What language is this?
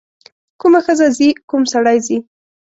Pashto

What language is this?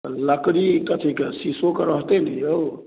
Maithili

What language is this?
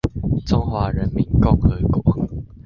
Chinese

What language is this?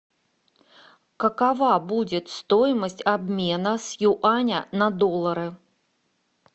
Russian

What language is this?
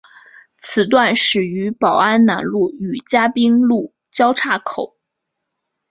Chinese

